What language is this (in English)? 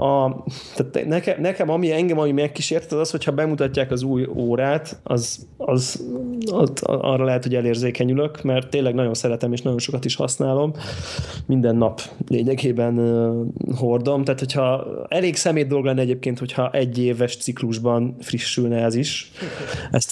Hungarian